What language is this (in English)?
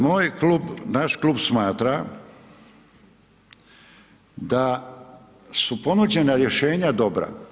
Croatian